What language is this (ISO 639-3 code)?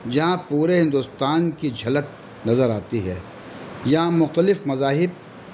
urd